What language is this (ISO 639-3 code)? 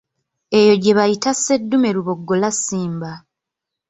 lug